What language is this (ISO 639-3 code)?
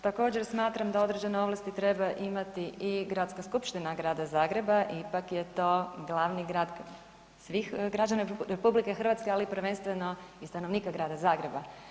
hrv